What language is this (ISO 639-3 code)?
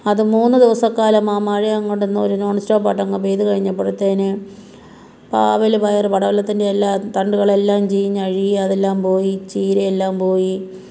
mal